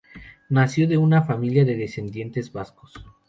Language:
Spanish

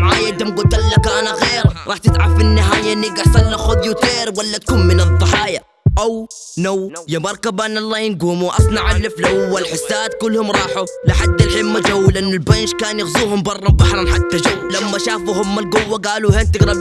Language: Arabic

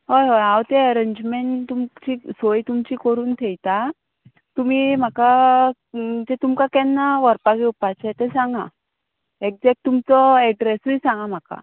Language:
Konkani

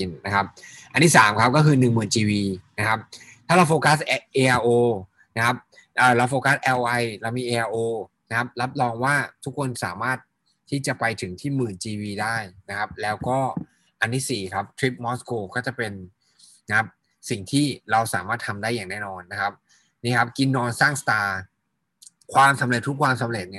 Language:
Thai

